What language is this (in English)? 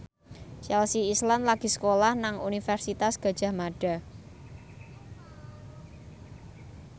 Javanese